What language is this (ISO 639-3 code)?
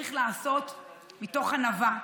heb